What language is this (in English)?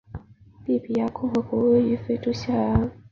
Chinese